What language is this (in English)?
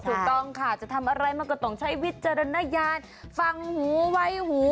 Thai